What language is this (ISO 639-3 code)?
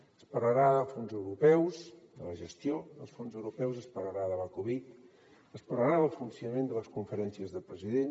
cat